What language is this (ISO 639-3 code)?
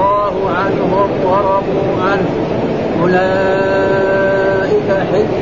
ara